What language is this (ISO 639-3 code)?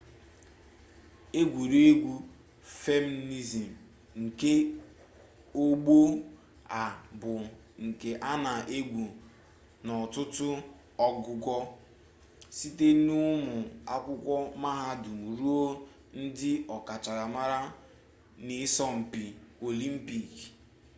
ibo